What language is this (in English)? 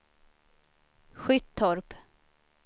Swedish